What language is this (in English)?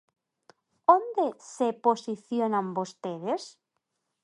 Galician